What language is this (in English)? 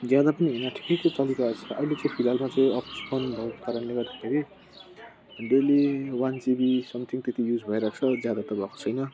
Nepali